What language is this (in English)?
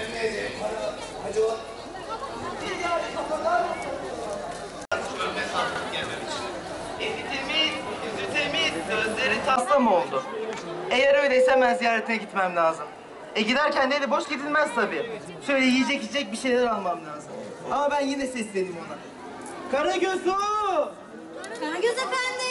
Turkish